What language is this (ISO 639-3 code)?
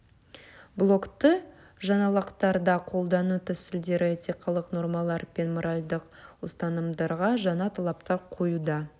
kaz